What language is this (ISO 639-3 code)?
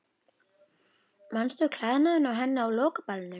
isl